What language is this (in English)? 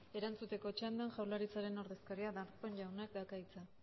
Basque